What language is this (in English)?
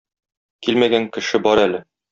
Tatar